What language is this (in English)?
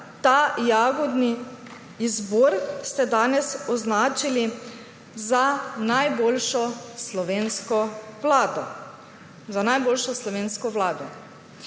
Slovenian